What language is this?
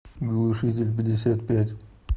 Russian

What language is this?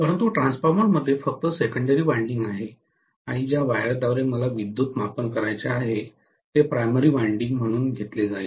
Marathi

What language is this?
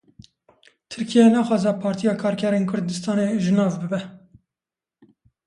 Kurdish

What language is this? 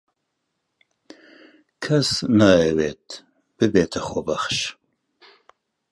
Central Kurdish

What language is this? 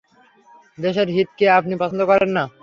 Bangla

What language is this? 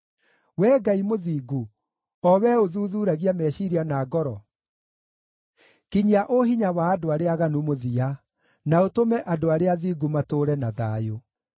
Kikuyu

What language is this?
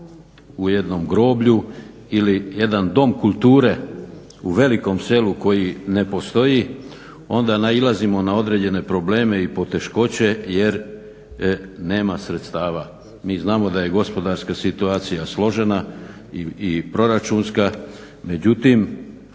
Croatian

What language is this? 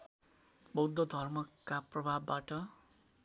Nepali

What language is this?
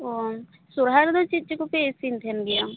Santali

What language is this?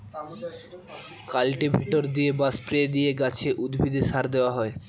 Bangla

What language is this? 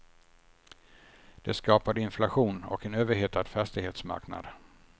Swedish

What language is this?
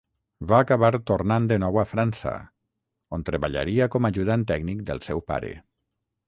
Catalan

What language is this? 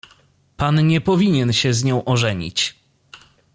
Polish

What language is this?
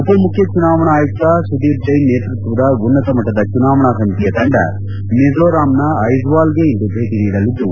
Kannada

